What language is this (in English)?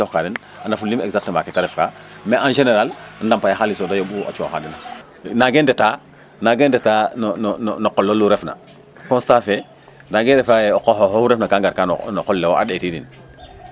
Serer